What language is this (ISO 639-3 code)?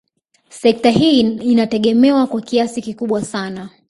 swa